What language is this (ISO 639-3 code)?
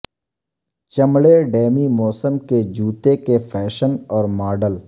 urd